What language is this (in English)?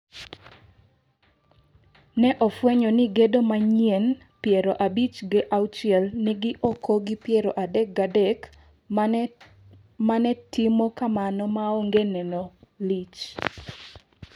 Luo (Kenya and Tanzania)